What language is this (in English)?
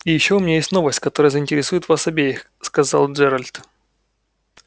Russian